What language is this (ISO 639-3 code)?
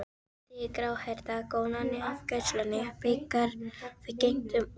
isl